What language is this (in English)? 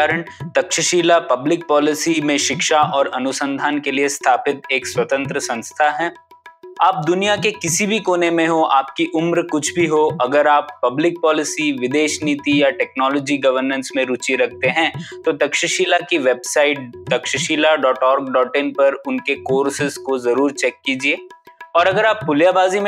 Hindi